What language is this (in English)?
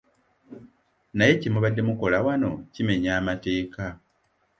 Ganda